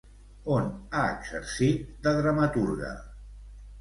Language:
Catalan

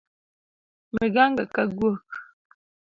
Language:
Luo (Kenya and Tanzania)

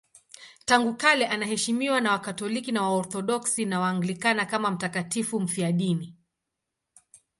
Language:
Swahili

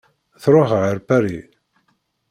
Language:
Kabyle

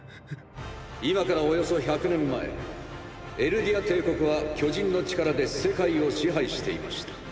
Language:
Japanese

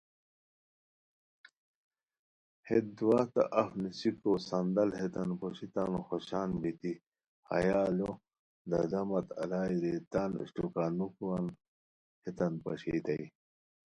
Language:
Khowar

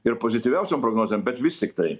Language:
Lithuanian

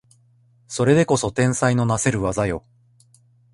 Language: Japanese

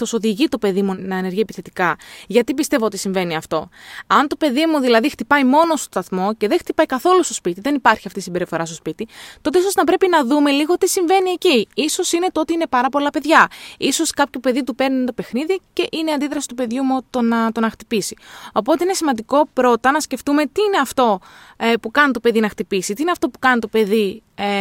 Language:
Greek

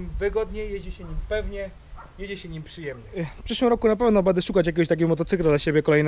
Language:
Polish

